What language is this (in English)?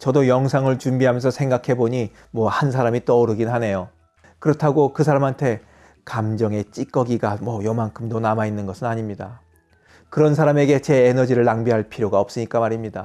Korean